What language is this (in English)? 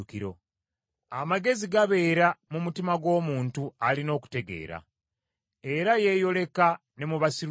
Ganda